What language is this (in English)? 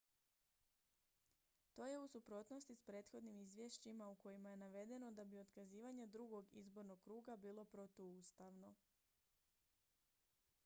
Croatian